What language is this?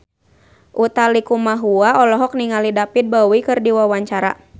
Sundanese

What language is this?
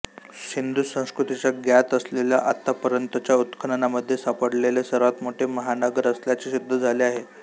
Marathi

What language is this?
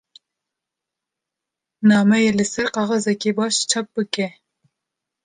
Kurdish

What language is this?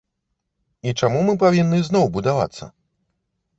Belarusian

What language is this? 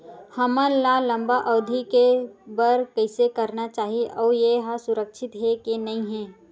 Chhattisgarhi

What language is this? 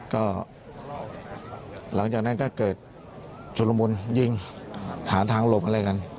Thai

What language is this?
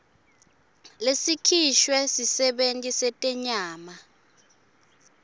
Swati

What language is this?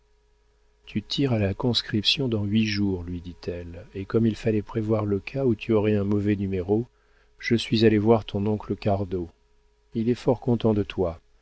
French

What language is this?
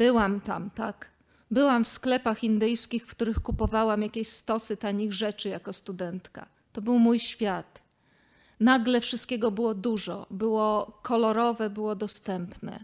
Polish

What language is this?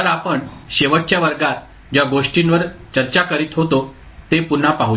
Marathi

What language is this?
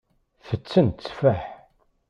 Kabyle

